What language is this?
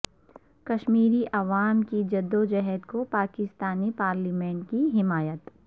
Urdu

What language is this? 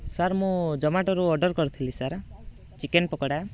Odia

